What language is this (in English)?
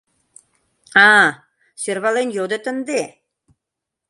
Mari